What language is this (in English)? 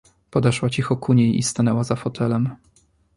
Polish